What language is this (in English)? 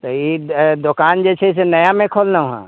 Maithili